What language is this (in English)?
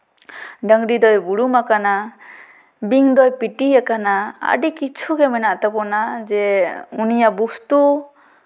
Santali